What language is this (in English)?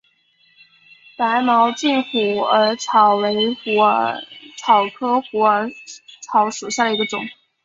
Chinese